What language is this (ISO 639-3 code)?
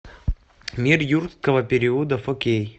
rus